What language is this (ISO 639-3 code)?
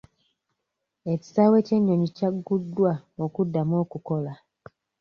lug